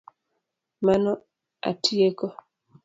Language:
Luo (Kenya and Tanzania)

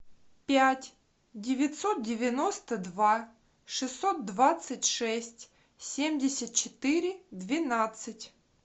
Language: Russian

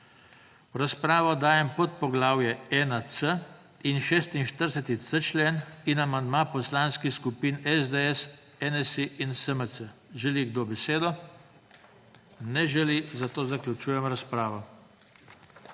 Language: Slovenian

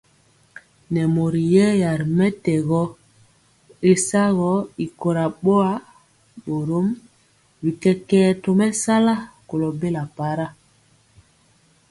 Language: Mpiemo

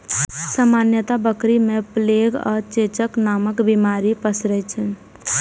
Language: Maithili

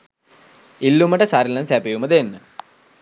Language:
Sinhala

